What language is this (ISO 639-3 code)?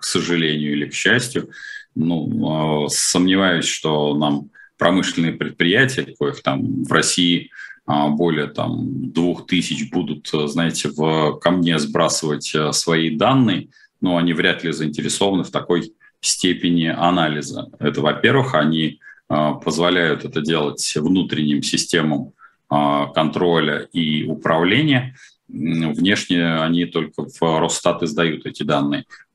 rus